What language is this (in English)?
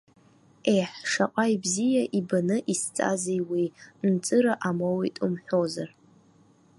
Abkhazian